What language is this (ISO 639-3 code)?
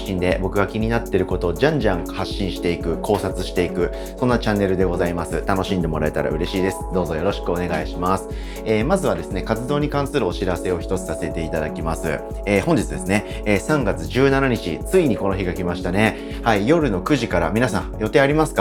jpn